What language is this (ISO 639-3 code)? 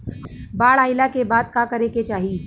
bho